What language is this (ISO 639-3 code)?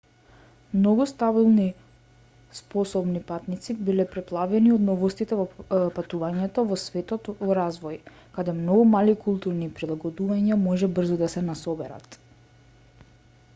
mkd